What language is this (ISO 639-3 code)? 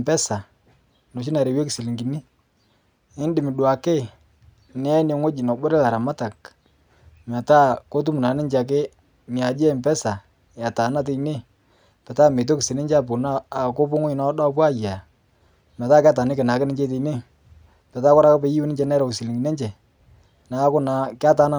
mas